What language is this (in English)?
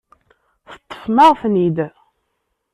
Kabyle